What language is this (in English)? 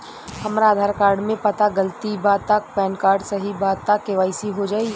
Bhojpuri